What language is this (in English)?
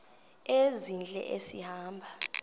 Xhosa